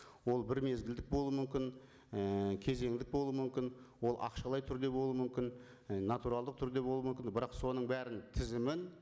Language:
Kazakh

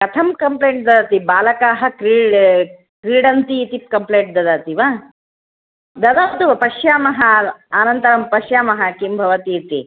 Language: Sanskrit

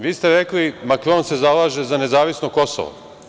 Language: Serbian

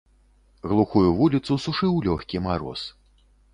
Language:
Belarusian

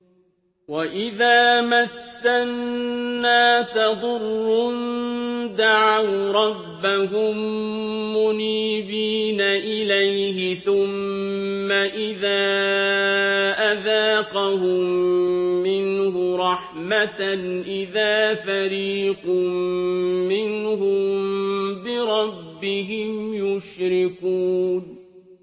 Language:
Arabic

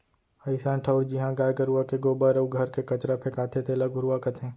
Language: Chhattisgarhi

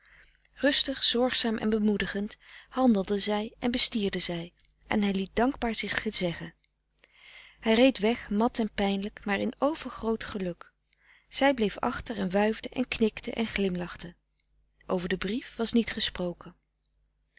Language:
Dutch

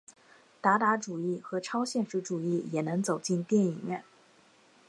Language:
Chinese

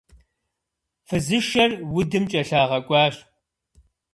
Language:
Kabardian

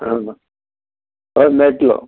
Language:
Konkani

